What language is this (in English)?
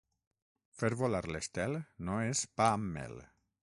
Catalan